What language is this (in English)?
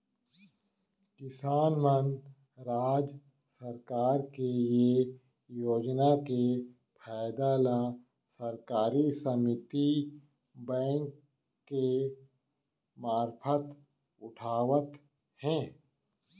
Chhattisgarhi